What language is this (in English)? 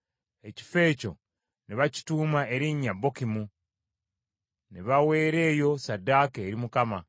Ganda